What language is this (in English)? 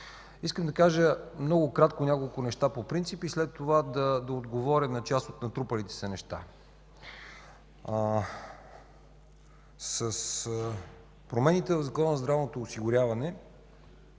Bulgarian